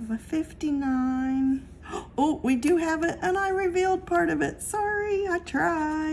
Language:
English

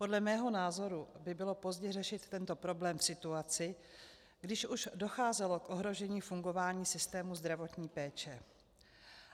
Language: Czech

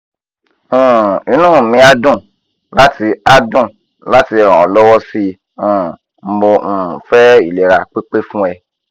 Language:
Yoruba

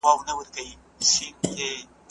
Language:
Pashto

